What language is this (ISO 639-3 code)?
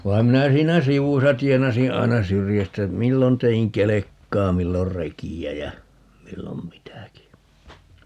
fin